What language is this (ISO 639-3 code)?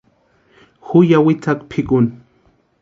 pua